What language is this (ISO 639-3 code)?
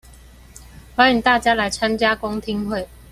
zho